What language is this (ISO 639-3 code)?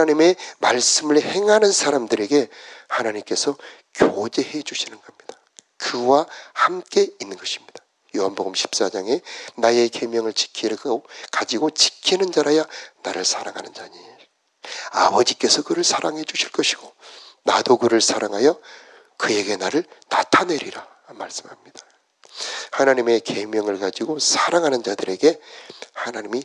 kor